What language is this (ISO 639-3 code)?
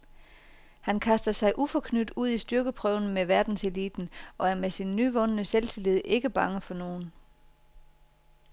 dan